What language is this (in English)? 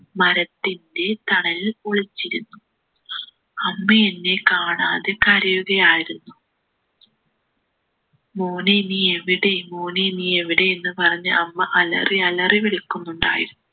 Malayalam